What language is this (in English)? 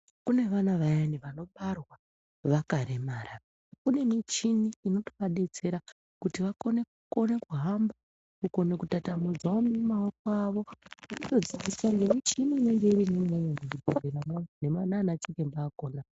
Ndau